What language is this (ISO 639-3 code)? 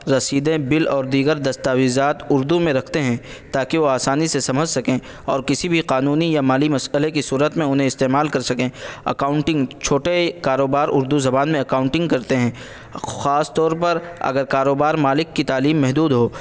urd